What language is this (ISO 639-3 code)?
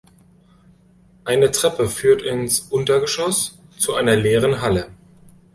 deu